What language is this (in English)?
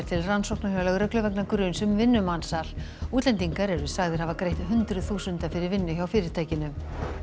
Icelandic